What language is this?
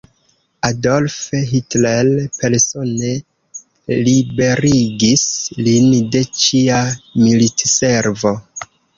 Esperanto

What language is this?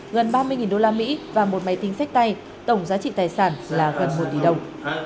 Vietnamese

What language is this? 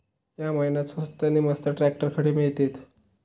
Marathi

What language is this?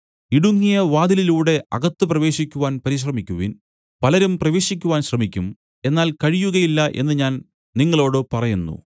Malayalam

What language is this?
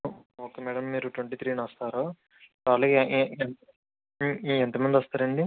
Telugu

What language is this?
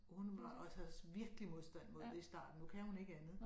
Danish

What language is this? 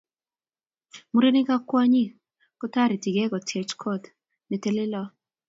Kalenjin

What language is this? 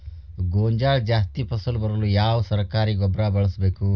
Kannada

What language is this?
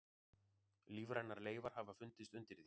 Icelandic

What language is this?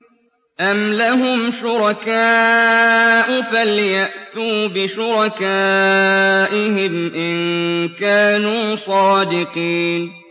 Arabic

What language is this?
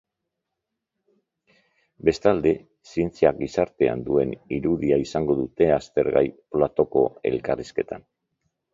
Basque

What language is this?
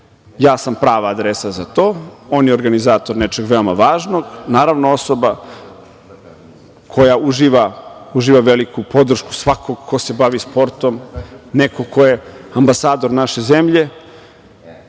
Serbian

